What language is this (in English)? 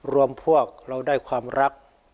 Thai